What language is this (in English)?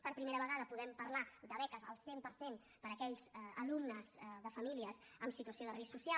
Catalan